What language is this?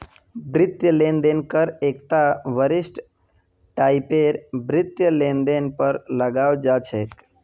Magahi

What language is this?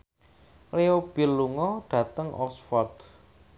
Javanese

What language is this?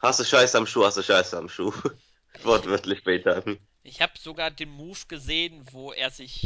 German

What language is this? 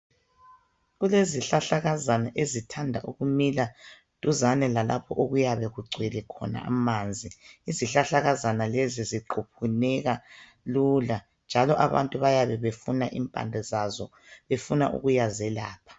North Ndebele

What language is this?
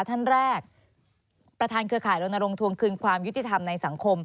Thai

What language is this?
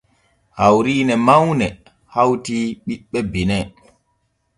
Borgu Fulfulde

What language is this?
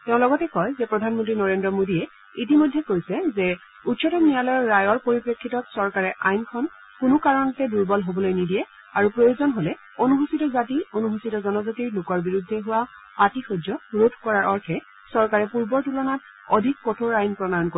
Assamese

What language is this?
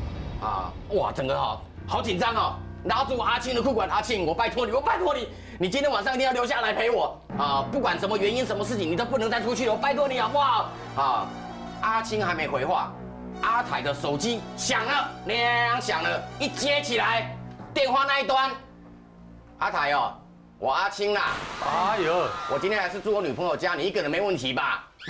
Chinese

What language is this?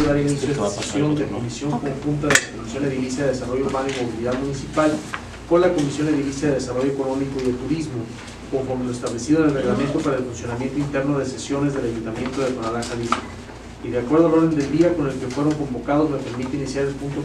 Spanish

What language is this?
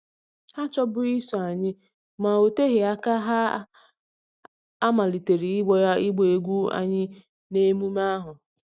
Igbo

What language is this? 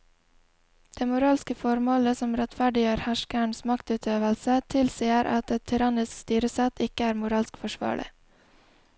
Norwegian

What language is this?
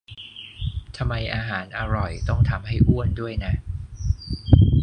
Thai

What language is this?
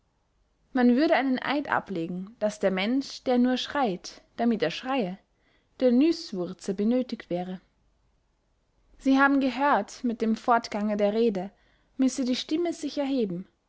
German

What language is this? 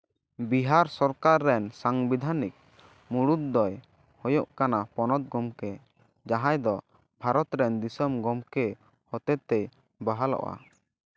Santali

